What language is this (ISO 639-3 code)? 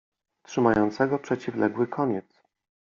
pol